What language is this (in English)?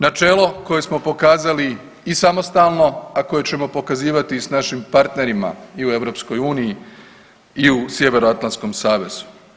Croatian